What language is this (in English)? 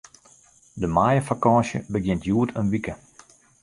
Western Frisian